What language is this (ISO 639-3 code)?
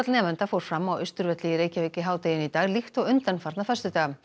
isl